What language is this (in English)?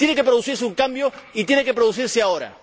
Spanish